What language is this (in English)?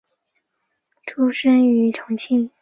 Chinese